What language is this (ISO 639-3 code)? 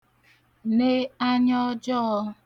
ibo